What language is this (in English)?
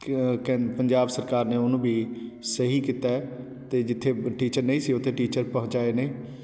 Punjabi